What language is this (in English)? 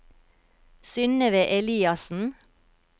Norwegian